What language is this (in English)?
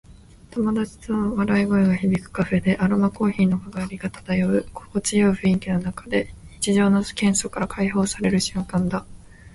Japanese